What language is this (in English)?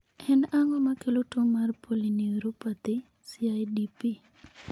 Luo (Kenya and Tanzania)